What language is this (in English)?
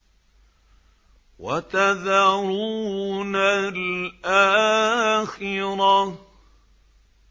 Arabic